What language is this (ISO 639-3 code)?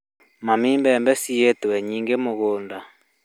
kik